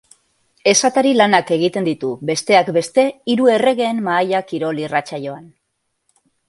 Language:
Basque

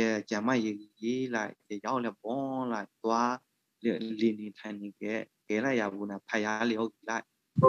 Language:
Thai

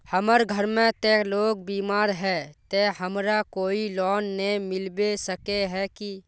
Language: Magahi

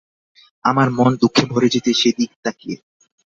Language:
Bangla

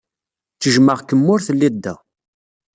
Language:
Kabyle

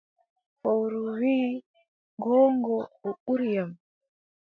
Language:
Adamawa Fulfulde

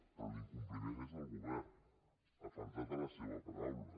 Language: Catalan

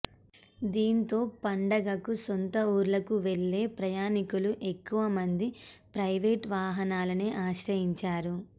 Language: Telugu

